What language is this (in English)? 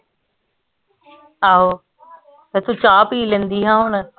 Punjabi